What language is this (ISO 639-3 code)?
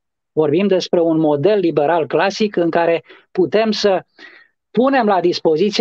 ron